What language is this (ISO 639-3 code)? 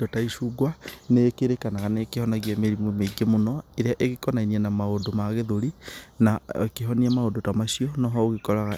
kik